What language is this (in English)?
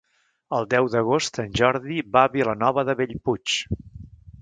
Catalan